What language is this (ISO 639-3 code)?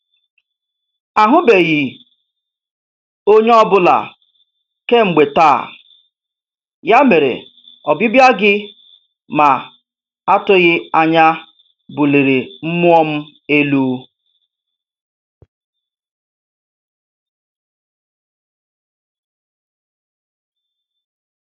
ibo